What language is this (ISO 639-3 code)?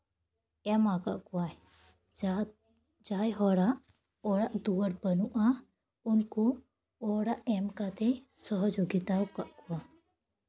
sat